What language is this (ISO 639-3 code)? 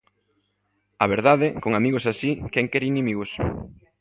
glg